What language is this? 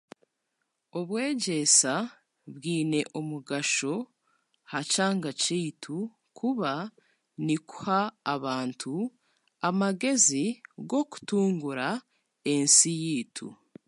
Chiga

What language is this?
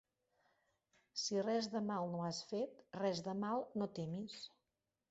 Catalan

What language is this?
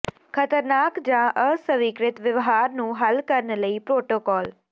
Punjabi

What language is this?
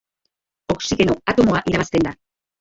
Basque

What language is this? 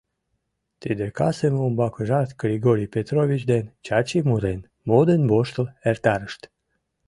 Mari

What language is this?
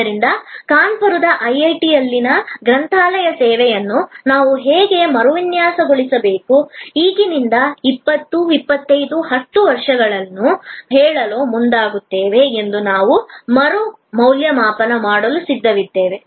Kannada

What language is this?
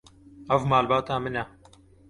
Kurdish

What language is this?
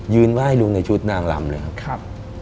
Thai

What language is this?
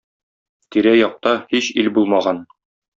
Tatar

